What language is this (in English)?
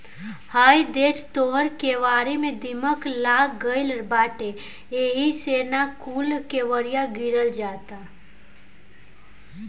Bhojpuri